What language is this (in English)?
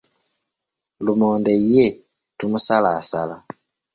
Ganda